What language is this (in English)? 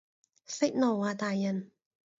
Cantonese